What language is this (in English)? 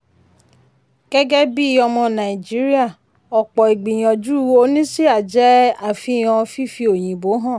Yoruba